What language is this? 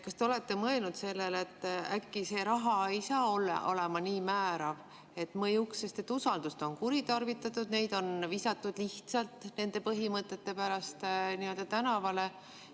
Estonian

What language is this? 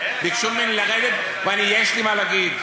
Hebrew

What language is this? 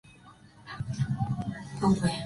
Spanish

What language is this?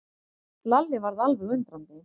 Icelandic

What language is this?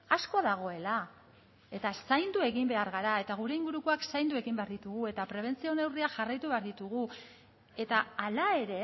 Basque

